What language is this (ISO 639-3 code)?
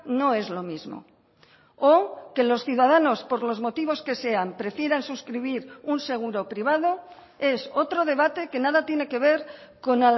spa